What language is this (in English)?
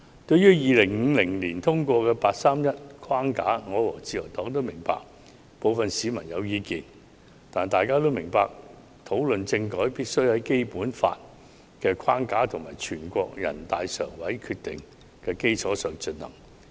Cantonese